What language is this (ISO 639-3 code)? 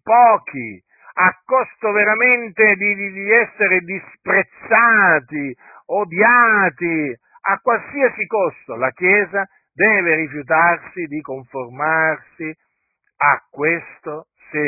ita